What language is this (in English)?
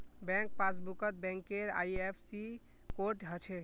Magahi